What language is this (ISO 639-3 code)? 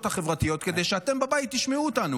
heb